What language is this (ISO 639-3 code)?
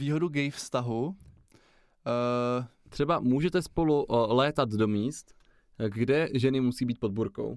ces